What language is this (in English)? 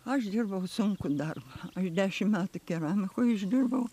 Lithuanian